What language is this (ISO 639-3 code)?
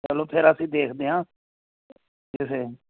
pan